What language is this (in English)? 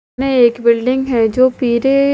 Hindi